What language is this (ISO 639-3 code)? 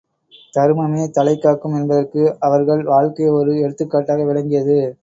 tam